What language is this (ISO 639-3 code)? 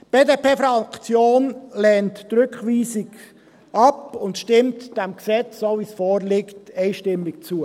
gsw